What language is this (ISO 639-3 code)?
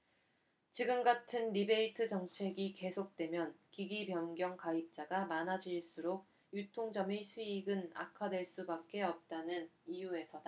kor